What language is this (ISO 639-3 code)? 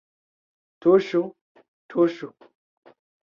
epo